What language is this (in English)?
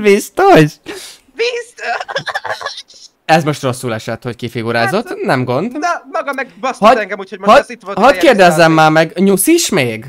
Hungarian